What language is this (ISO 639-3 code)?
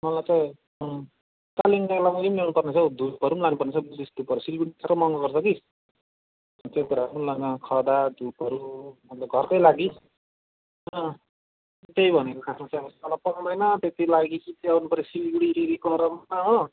nep